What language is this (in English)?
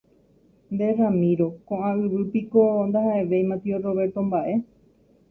Guarani